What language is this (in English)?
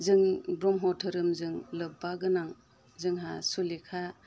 Bodo